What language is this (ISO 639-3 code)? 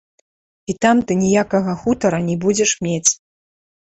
bel